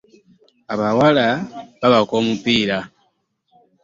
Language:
Ganda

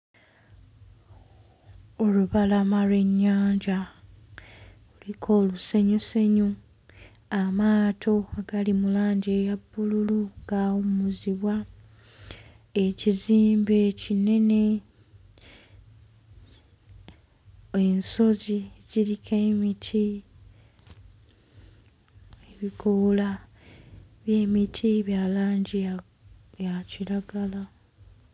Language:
Ganda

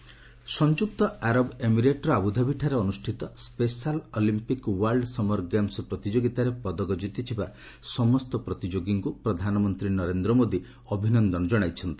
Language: Odia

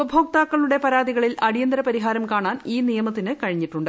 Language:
Malayalam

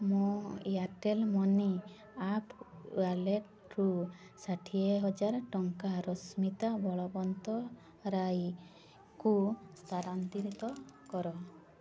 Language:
Odia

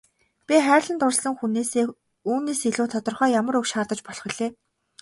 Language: Mongolian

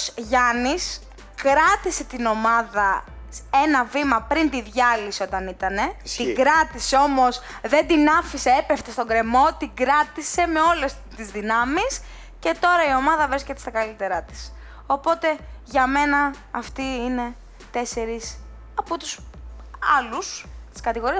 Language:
Greek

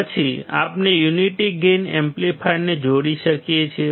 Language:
Gujarati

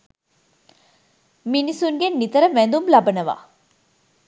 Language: Sinhala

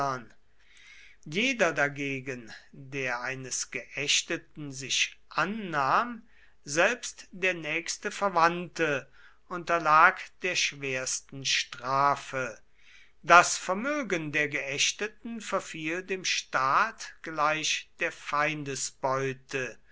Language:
German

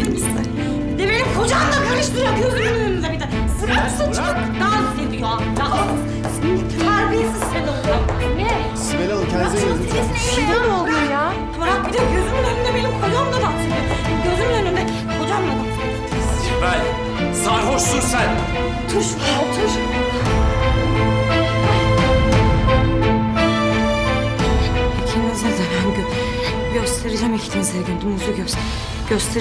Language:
Turkish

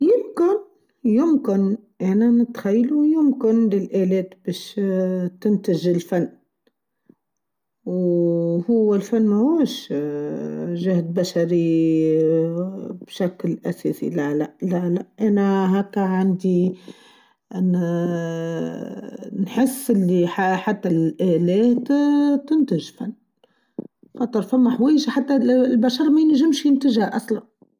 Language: Tunisian Arabic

